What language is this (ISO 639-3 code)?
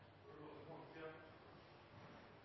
nob